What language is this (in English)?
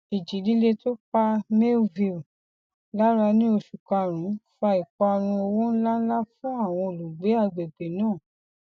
Yoruba